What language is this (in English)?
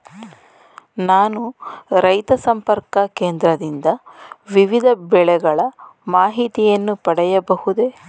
Kannada